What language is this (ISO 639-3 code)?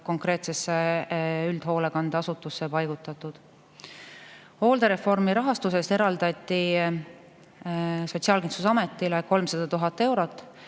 est